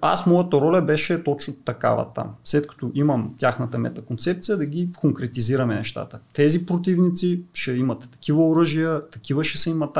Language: Bulgarian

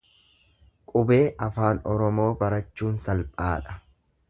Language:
Oromo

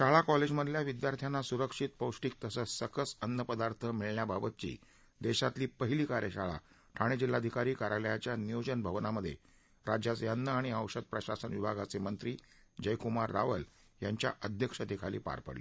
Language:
Marathi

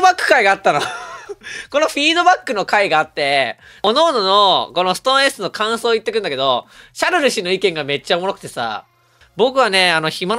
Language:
Japanese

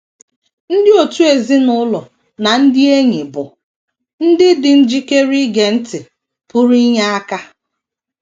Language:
Igbo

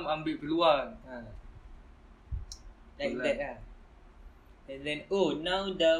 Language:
Malay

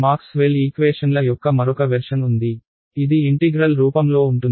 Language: Telugu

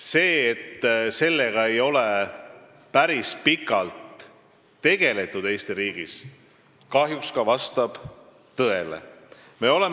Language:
Estonian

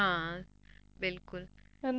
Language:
Punjabi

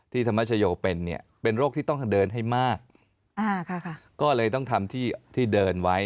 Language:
Thai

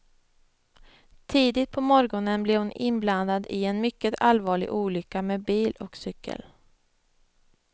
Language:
Swedish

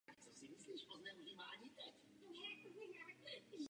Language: Czech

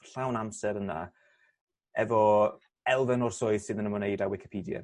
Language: Welsh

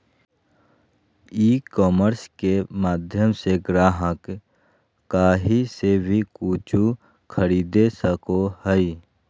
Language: Magahi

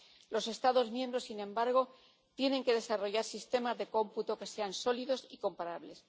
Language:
Spanish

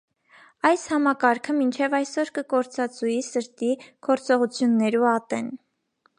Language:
Armenian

